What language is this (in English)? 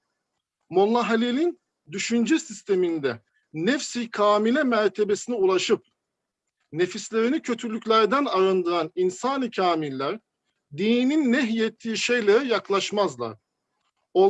Turkish